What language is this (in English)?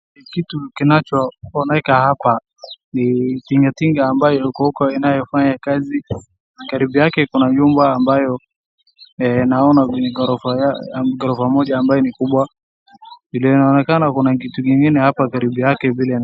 Swahili